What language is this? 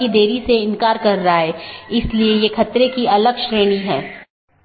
Hindi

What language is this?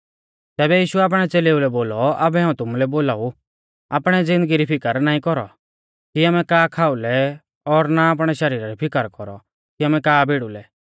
Mahasu Pahari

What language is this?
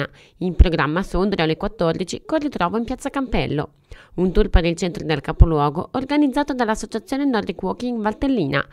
Italian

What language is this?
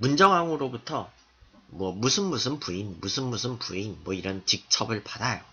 Korean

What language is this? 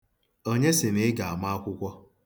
Igbo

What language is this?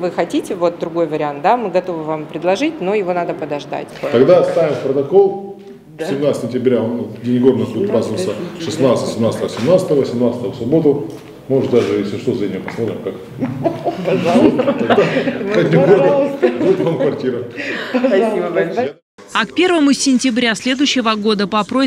Russian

